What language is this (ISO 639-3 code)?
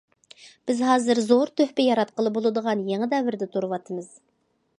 uig